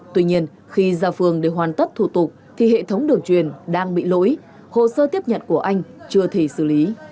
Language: Vietnamese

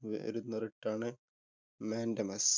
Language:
Malayalam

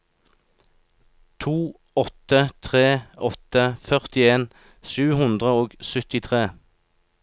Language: Norwegian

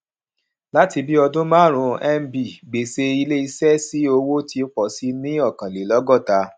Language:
Yoruba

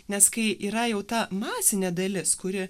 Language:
Lithuanian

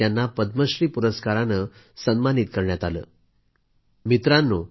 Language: Marathi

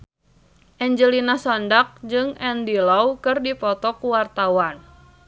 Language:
Sundanese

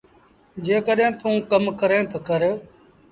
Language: Sindhi Bhil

